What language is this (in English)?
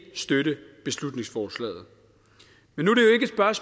Danish